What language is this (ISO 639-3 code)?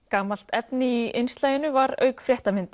isl